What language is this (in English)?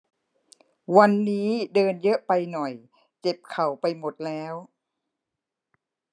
Thai